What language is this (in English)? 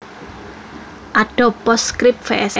Javanese